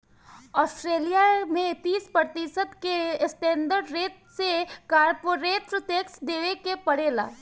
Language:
Bhojpuri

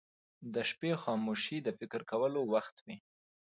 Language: Pashto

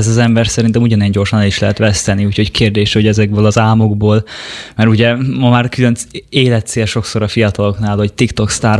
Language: Hungarian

